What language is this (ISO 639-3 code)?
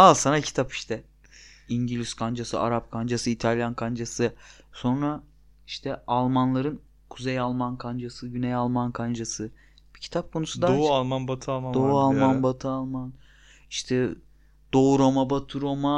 tur